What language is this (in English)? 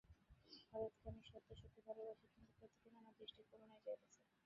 Bangla